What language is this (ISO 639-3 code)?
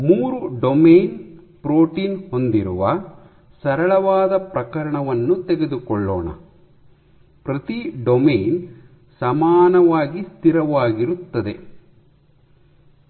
kan